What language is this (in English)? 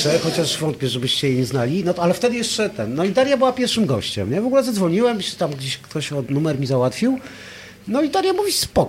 Polish